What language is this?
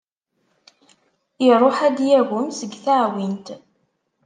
Kabyle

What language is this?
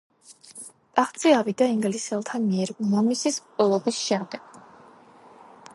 Georgian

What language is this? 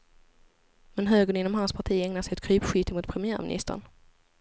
Swedish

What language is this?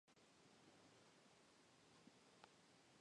Spanish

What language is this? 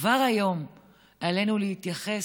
Hebrew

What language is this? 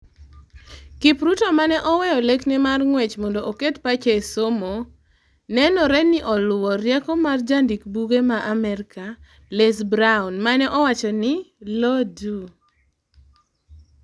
Luo (Kenya and Tanzania)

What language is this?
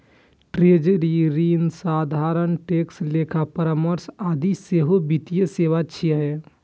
Maithili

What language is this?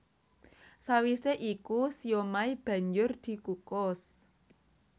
Javanese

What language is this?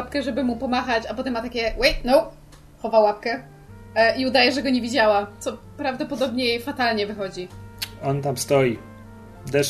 Polish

